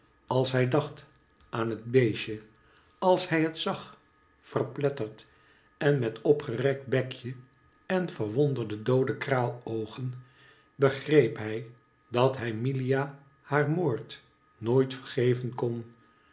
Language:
Dutch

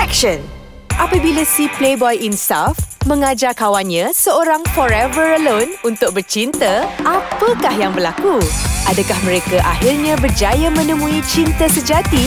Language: Malay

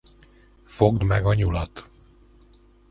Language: Hungarian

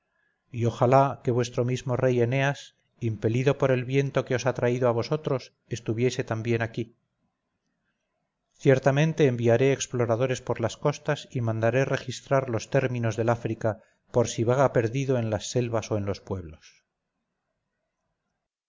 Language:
Spanish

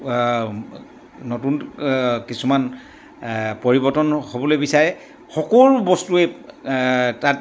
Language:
Assamese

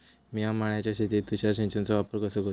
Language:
Marathi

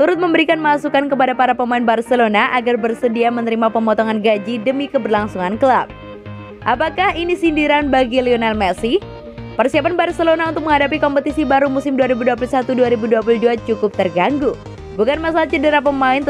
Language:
Indonesian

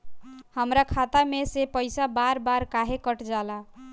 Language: Bhojpuri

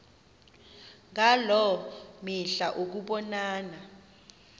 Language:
Xhosa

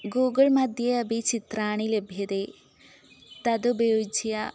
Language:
Sanskrit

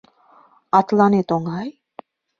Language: Mari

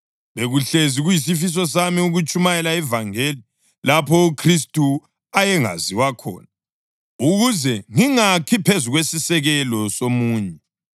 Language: North Ndebele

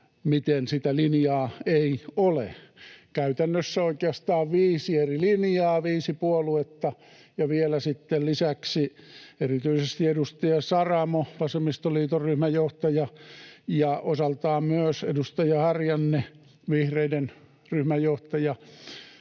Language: Finnish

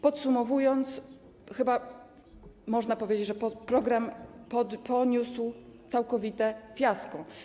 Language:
Polish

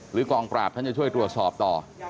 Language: Thai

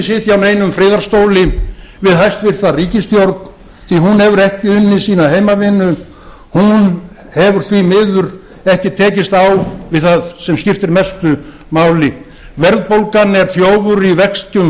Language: Icelandic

